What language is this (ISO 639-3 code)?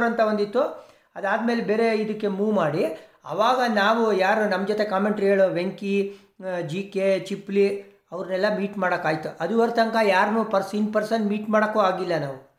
kan